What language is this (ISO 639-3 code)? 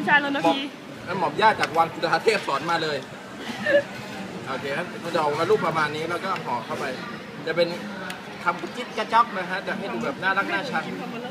tha